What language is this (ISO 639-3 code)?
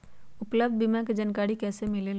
mag